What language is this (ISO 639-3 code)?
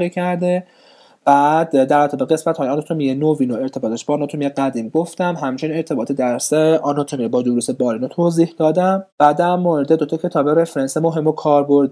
fas